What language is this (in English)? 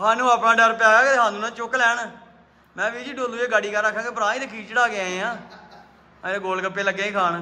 Punjabi